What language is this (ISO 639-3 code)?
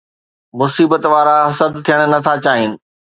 snd